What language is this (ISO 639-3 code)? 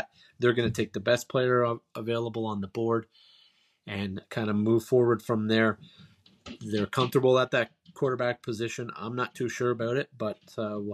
eng